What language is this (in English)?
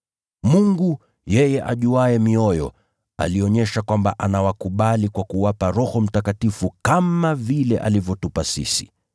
Swahili